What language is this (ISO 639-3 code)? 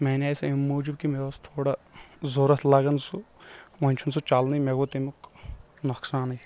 kas